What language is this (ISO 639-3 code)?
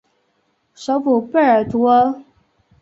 zho